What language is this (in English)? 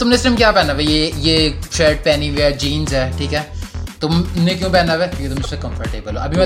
Urdu